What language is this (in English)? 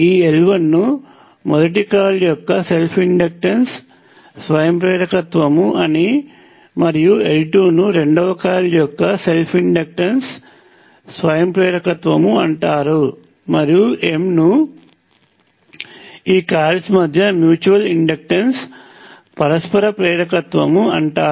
Telugu